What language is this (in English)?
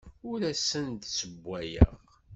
Kabyle